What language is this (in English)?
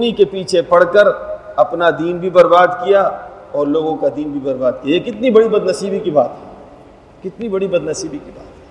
Urdu